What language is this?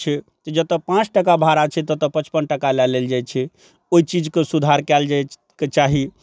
Maithili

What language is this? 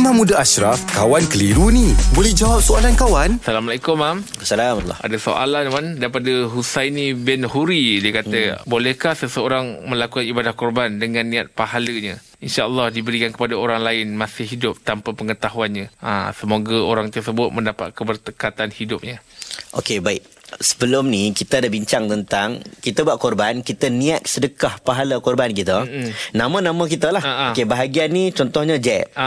Malay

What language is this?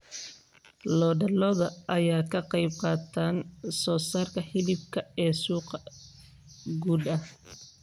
Somali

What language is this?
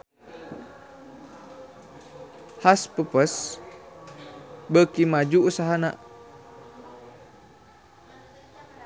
Sundanese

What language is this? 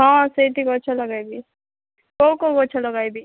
Odia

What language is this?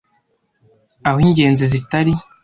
Kinyarwanda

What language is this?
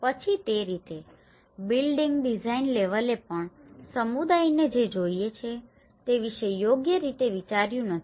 Gujarati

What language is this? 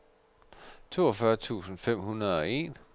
Danish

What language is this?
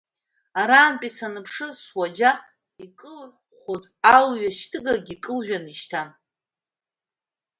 Abkhazian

